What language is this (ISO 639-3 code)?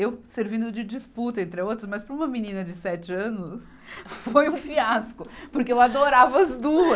por